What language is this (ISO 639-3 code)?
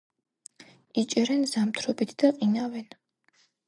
kat